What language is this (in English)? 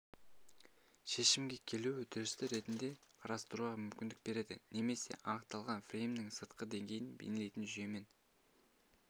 Kazakh